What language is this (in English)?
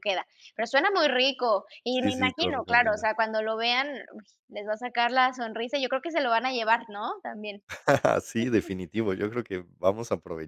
Spanish